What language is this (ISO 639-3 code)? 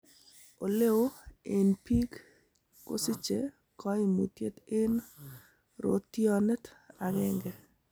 kln